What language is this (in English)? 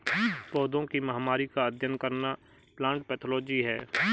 Hindi